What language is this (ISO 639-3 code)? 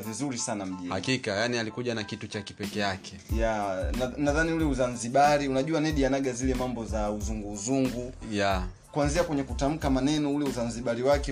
swa